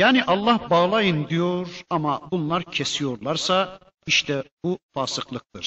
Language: Turkish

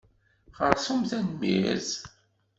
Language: Kabyle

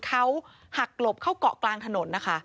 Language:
Thai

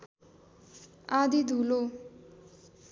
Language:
Nepali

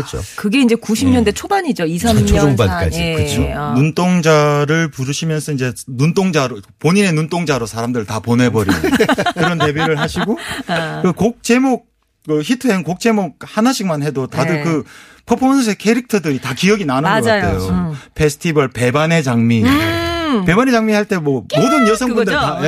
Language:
Korean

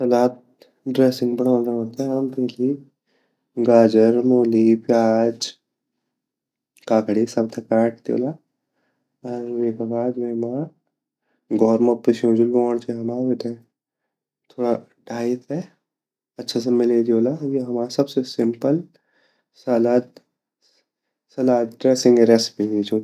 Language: Garhwali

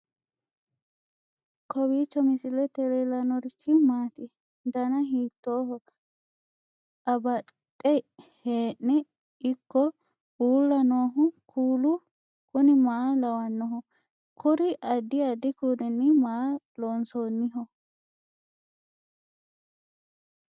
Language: Sidamo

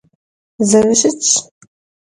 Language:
Kabardian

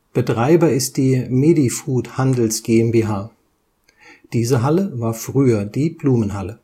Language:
German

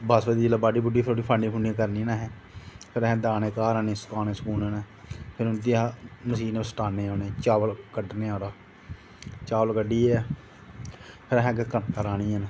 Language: Dogri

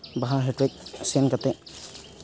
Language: Santali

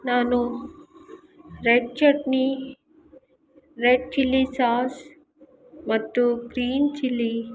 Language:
Kannada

